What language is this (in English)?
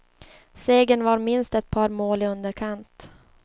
Swedish